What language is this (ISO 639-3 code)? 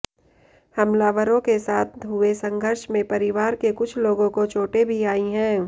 hin